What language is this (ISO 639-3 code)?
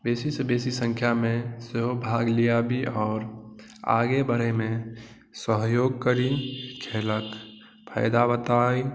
mai